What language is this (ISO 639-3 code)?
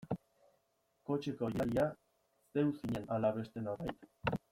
eus